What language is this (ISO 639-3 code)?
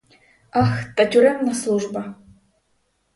ukr